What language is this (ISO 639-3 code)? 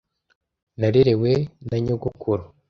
kin